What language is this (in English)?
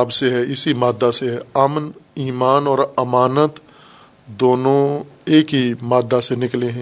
Urdu